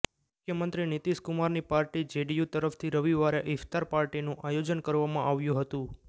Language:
Gujarati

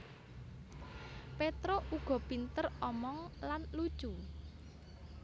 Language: Javanese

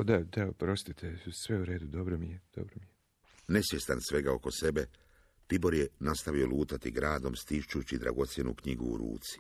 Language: Croatian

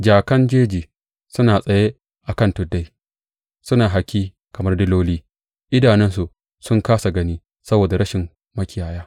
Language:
Hausa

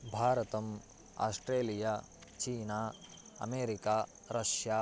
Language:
Sanskrit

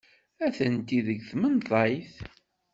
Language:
Kabyle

